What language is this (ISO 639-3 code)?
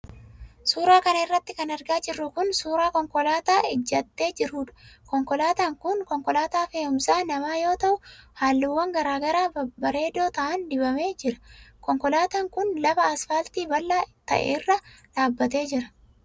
orm